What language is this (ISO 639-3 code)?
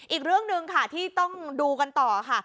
tha